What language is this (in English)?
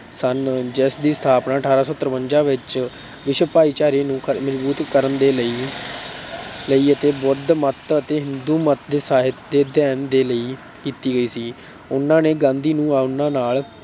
Punjabi